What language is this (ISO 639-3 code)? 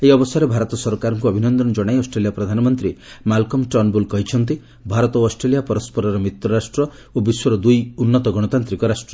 ori